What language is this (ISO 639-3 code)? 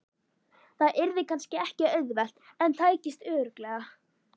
isl